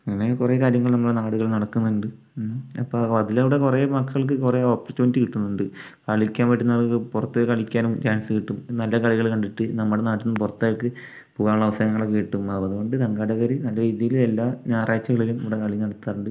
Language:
Malayalam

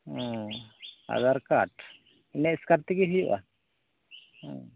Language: Santali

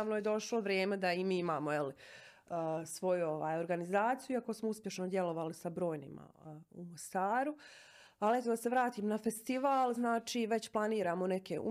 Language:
Croatian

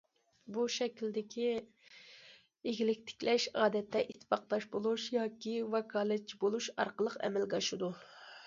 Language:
Uyghur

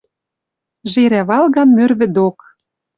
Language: Western Mari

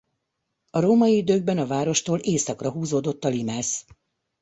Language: Hungarian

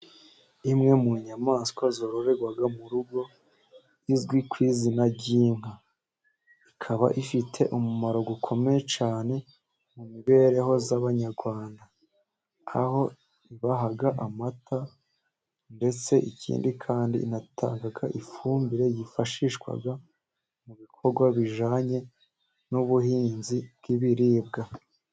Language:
Kinyarwanda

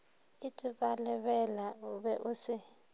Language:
Northern Sotho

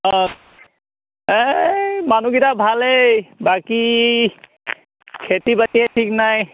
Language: Assamese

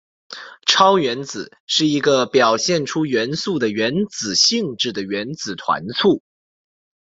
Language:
Chinese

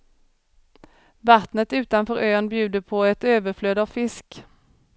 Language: Swedish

